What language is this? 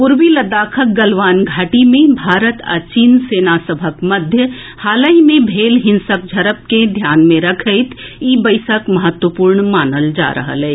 Maithili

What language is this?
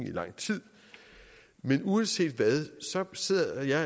Danish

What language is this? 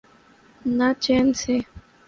Urdu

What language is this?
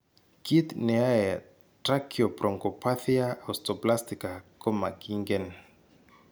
Kalenjin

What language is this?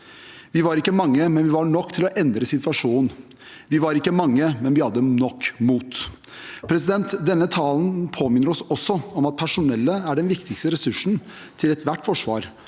Norwegian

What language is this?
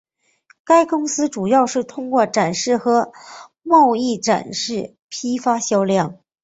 Chinese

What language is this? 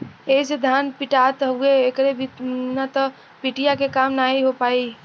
Bhojpuri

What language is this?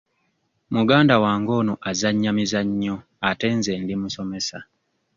Ganda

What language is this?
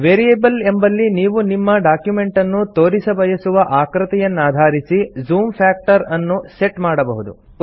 Kannada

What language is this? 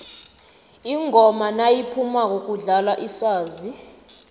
South Ndebele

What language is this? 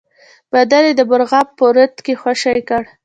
Pashto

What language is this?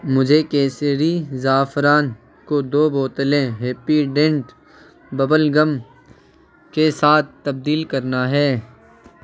Urdu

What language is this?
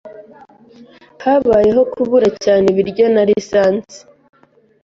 Kinyarwanda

